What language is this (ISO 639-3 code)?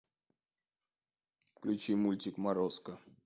rus